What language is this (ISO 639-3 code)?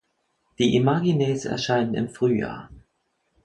deu